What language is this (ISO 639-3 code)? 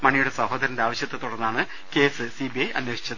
mal